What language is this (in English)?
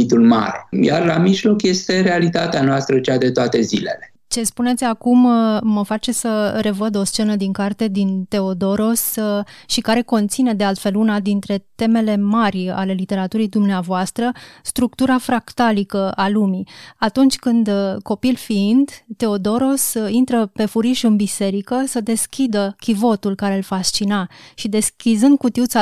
Romanian